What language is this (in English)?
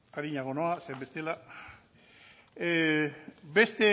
Basque